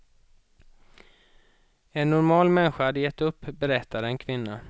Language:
Swedish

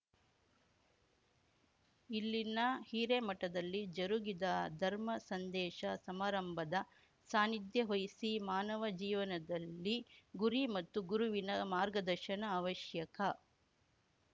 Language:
Kannada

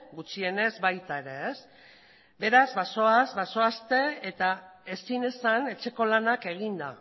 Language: Basque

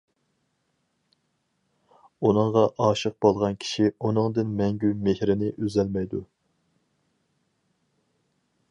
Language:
Uyghur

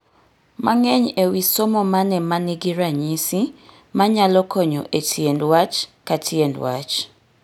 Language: Luo (Kenya and Tanzania)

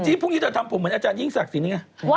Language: Thai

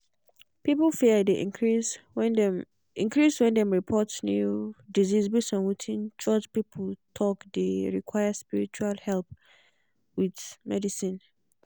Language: Nigerian Pidgin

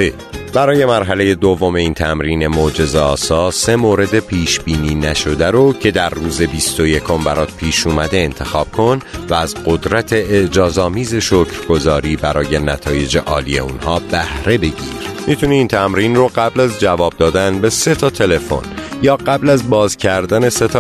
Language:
Persian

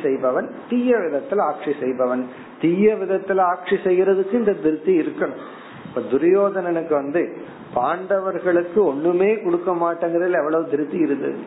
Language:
Tamil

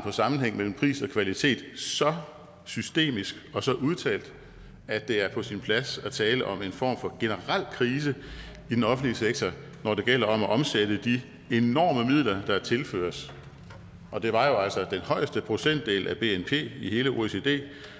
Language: Danish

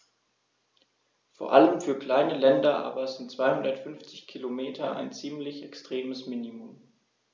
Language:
German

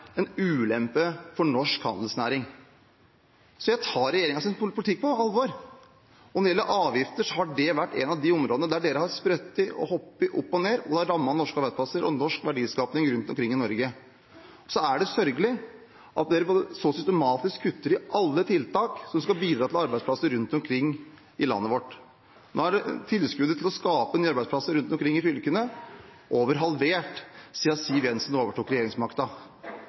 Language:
Norwegian Bokmål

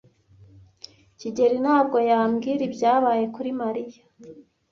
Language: Kinyarwanda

